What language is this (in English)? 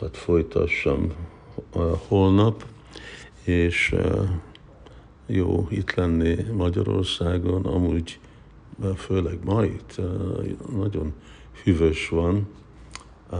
Hungarian